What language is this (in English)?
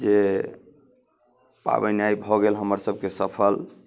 Maithili